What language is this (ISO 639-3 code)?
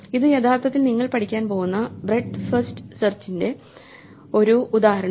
mal